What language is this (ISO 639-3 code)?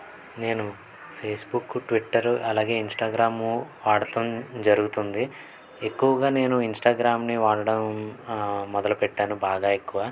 tel